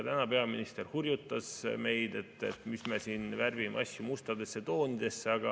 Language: Estonian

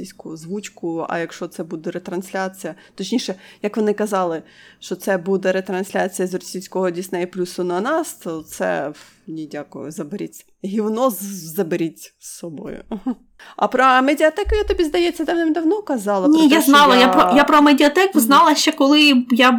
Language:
Ukrainian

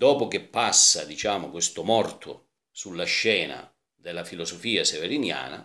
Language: Italian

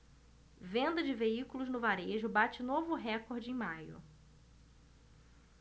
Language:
Portuguese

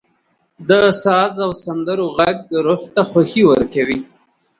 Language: Pashto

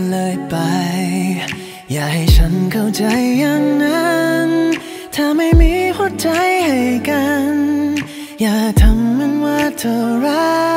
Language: Thai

